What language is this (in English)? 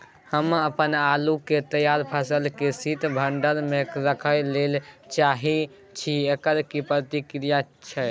Maithili